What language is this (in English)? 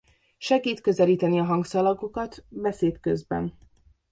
Hungarian